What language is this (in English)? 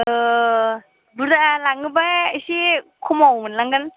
Bodo